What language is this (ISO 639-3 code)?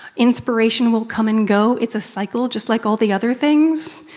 eng